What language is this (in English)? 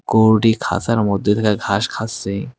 Bangla